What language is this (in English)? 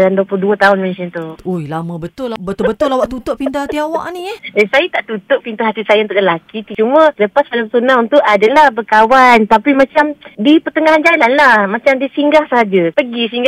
Malay